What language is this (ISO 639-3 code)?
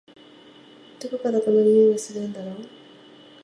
jpn